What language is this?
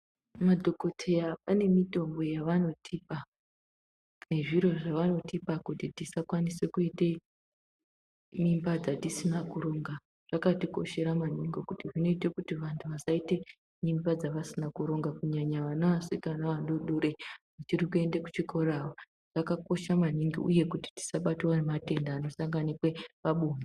Ndau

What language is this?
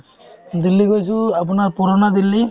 Assamese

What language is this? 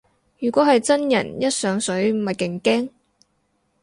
Cantonese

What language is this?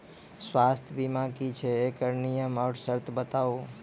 Maithili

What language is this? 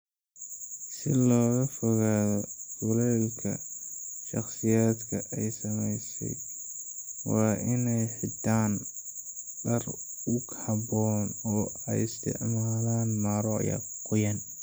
Somali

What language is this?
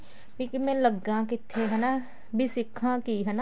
Punjabi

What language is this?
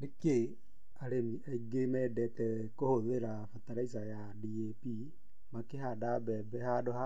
Kikuyu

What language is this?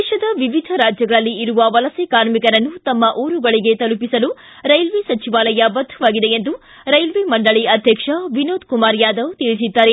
Kannada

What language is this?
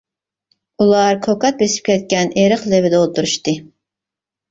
Uyghur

